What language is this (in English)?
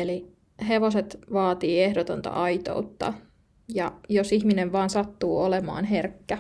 Finnish